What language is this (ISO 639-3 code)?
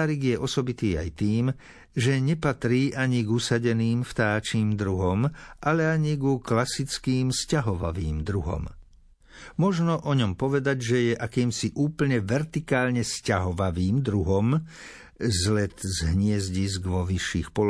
slk